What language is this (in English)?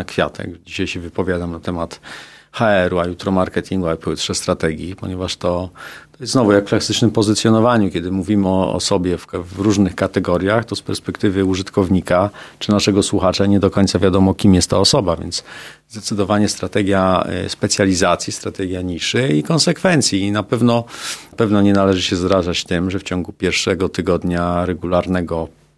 Polish